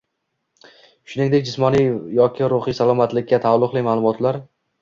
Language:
Uzbek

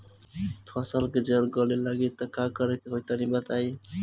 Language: Bhojpuri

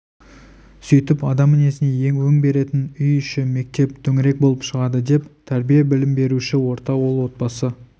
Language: Kazakh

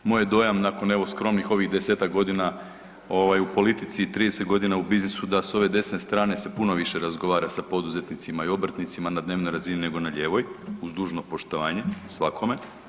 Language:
Croatian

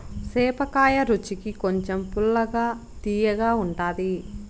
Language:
Telugu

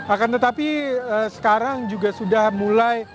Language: Indonesian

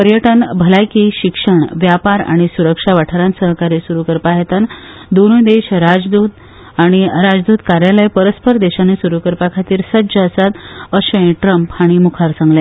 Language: Konkani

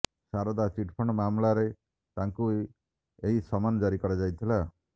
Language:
Odia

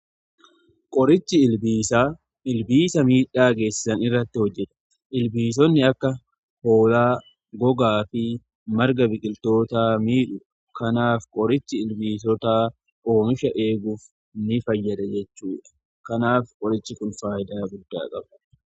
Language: Oromo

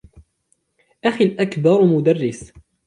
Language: Arabic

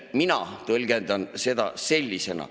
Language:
Estonian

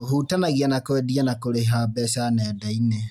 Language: Kikuyu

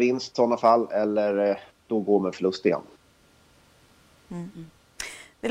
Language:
Swedish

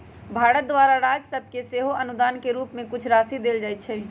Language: Magahi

